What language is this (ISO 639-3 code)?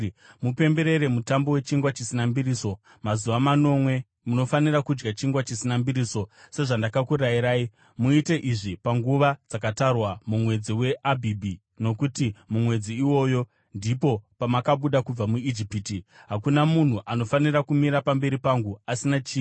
sna